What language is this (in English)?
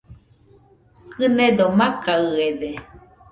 Nüpode Huitoto